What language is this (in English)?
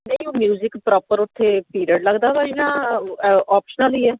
Punjabi